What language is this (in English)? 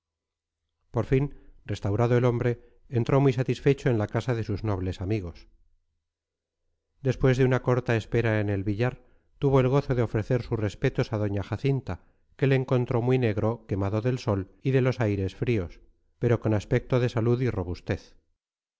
Spanish